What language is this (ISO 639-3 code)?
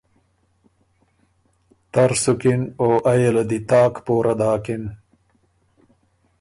oru